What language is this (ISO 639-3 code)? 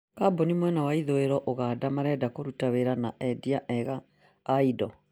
kik